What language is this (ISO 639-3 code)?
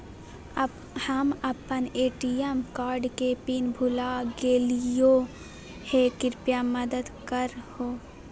mag